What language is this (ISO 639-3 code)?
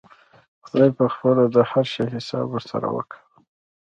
pus